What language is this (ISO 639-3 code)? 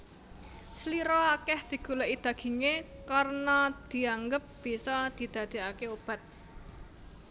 jav